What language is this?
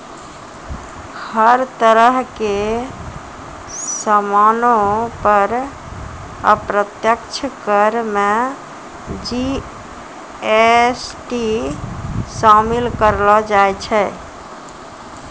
Maithili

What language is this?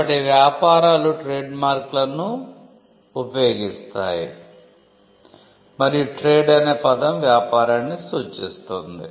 Telugu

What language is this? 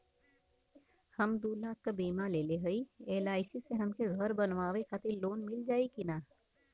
Bhojpuri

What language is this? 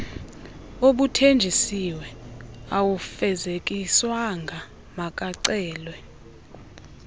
Xhosa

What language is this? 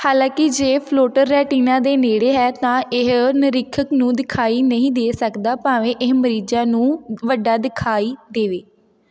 Punjabi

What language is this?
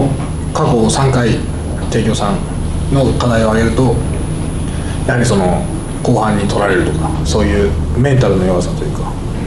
Japanese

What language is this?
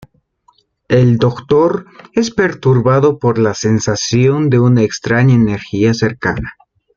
Spanish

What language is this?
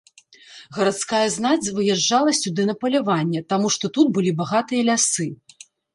Belarusian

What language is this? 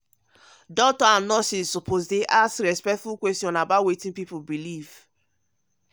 Nigerian Pidgin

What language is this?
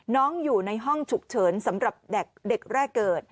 Thai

